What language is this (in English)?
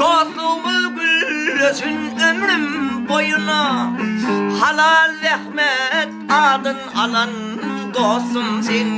Turkish